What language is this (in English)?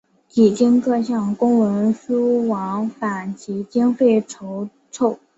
Chinese